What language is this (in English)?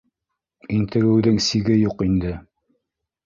Bashkir